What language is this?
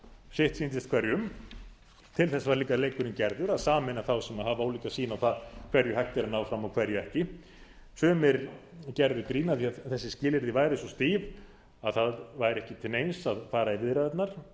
Icelandic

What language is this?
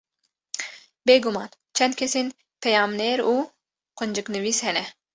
Kurdish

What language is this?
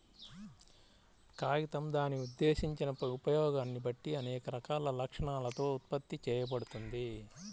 Telugu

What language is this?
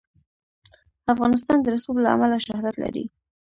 Pashto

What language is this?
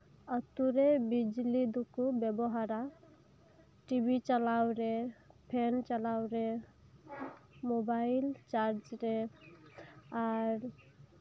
Santali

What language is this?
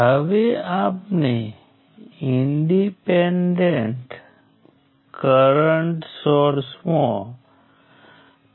Gujarati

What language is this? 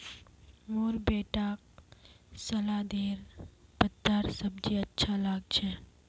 Magahi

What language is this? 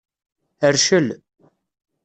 Kabyle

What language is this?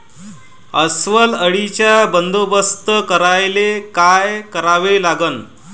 Marathi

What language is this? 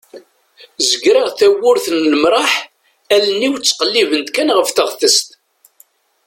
Kabyle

